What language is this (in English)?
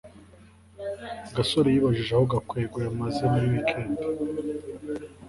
Kinyarwanda